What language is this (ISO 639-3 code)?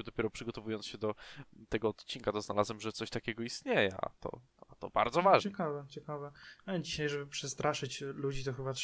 pol